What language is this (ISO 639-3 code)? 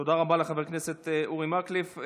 heb